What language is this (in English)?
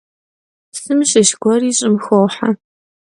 Kabardian